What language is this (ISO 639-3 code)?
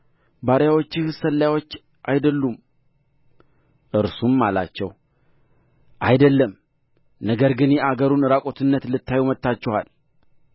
amh